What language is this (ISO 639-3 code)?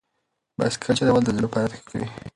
pus